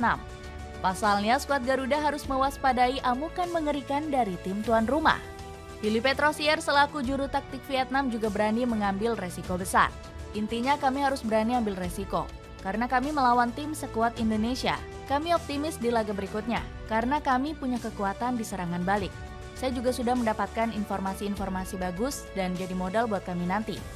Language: Indonesian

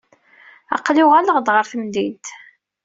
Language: Kabyle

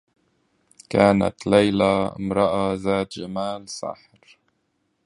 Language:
Arabic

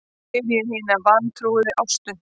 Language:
Icelandic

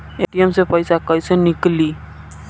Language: Bhojpuri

